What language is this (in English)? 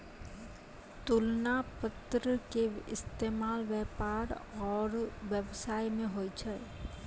Maithili